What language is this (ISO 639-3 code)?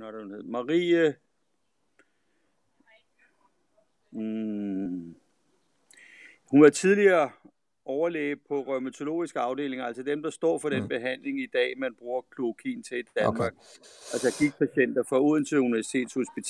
dan